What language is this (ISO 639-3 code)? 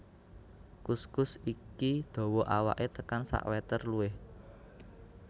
jav